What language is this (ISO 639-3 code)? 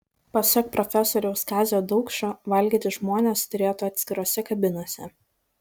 lit